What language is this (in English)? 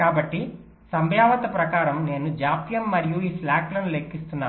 Telugu